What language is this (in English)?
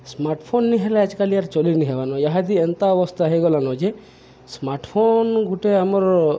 Odia